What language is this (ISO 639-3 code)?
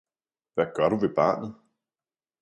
dan